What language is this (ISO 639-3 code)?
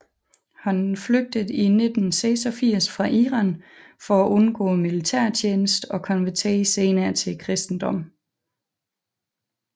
dan